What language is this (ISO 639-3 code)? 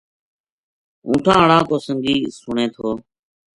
gju